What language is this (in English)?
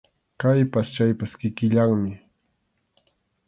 Arequipa-La Unión Quechua